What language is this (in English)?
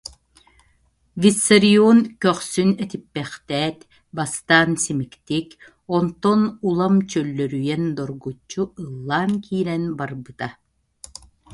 Yakut